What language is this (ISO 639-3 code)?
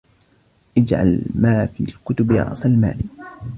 ara